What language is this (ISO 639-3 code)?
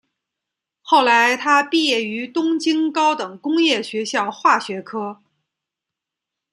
zho